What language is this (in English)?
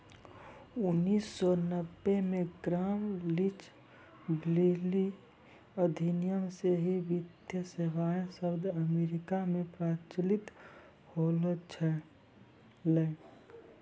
Maithili